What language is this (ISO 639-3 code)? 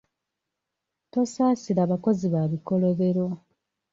lug